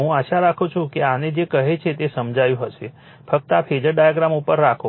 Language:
Gujarati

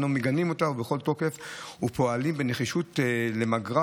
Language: Hebrew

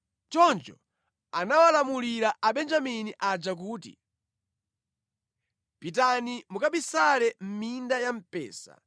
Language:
Nyanja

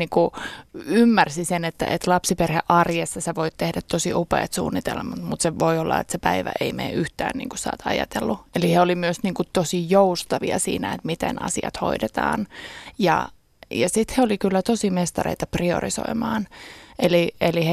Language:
Finnish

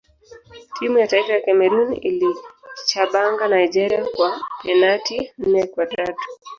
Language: Swahili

